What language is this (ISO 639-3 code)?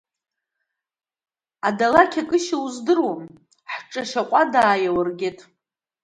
abk